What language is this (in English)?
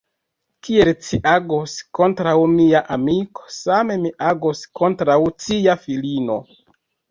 Esperanto